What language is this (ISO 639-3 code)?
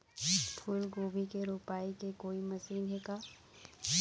hne